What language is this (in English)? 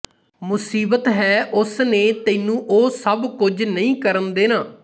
Punjabi